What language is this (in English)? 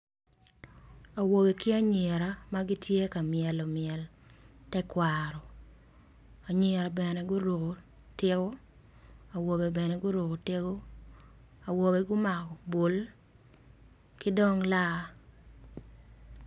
Acoli